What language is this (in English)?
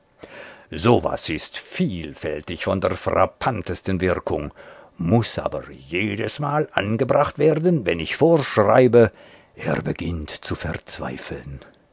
German